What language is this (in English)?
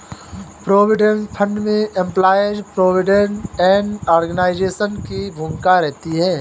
Hindi